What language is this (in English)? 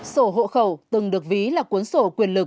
Vietnamese